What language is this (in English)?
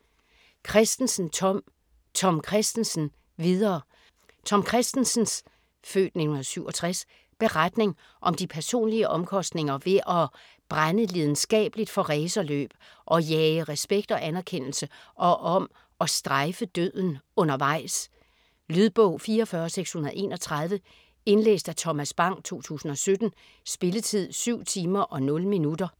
Danish